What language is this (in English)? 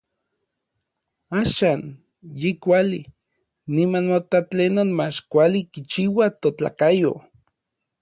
Orizaba Nahuatl